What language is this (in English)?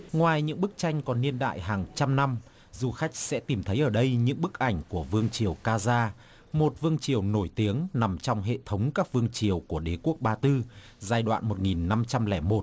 Vietnamese